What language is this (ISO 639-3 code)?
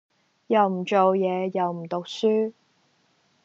yue